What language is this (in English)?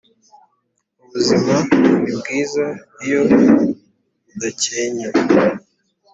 Kinyarwanda